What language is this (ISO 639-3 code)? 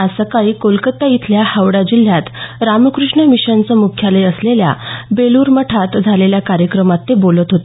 mar